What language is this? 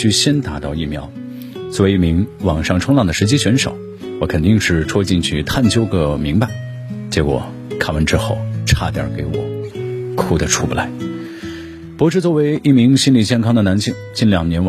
Chinese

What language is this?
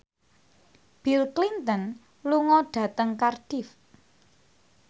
Javanese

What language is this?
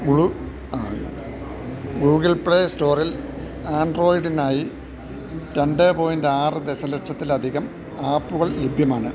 Malayalam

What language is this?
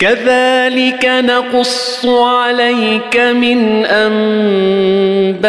Arabic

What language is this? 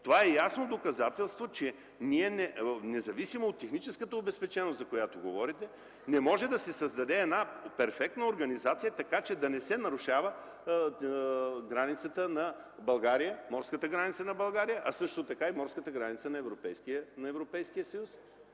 Bulgarian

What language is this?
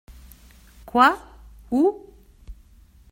French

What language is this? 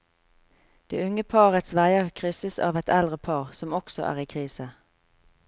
Norwegian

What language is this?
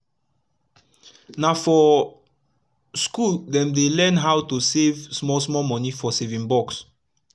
Nigerian Pidgin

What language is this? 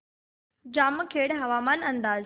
Marathi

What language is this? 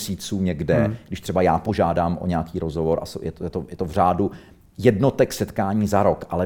Czech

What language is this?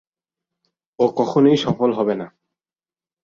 Bangla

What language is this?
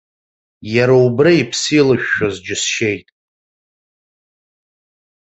Abkhazian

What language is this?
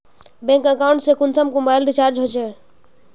Magahi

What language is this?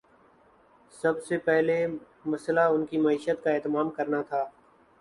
Urdu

